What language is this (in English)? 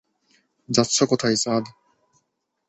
Bangla